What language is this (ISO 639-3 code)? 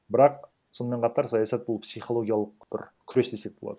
kaz